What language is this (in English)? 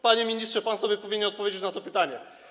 Polish